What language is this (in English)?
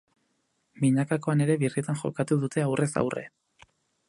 Basque